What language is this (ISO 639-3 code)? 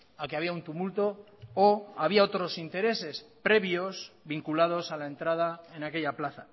spa